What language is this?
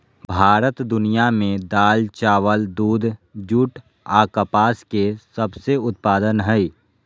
Magahi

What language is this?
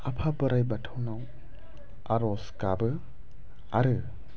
Bodo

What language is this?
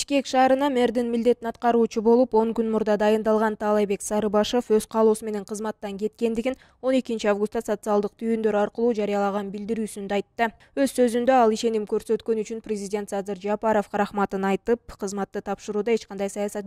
Russian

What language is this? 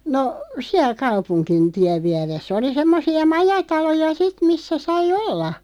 Finnish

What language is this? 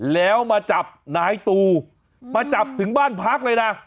Thai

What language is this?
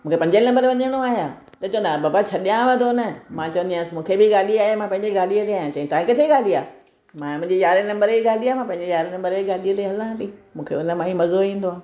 Sindhi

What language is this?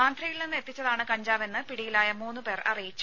Malayalam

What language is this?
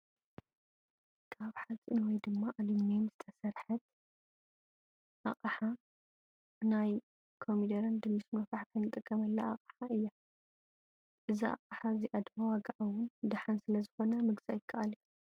Tigrinya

